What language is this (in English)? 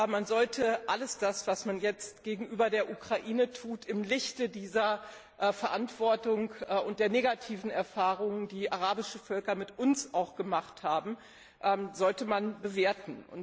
German